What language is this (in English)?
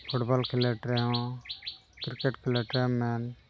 Santali